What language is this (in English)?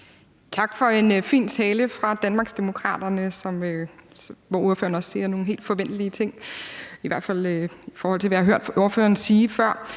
Danish